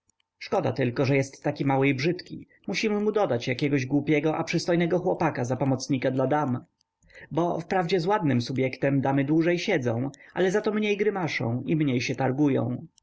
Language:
Polish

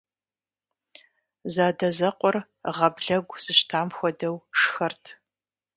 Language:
Kabardian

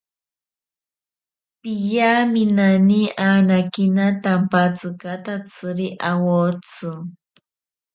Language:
Ashéninka Perené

